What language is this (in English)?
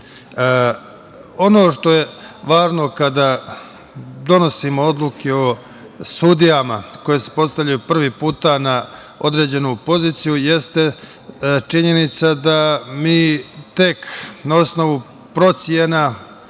Serbian